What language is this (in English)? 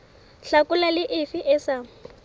Southern Sotho